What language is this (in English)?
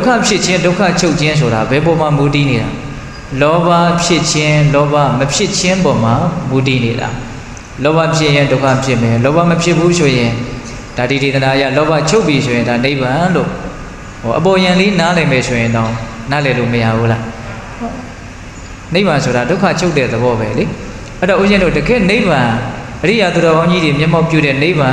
Vietnamese